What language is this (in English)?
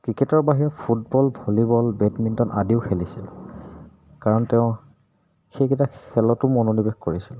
Assamese